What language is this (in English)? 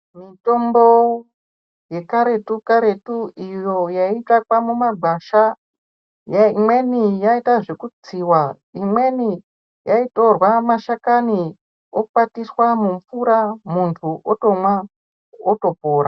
Ndau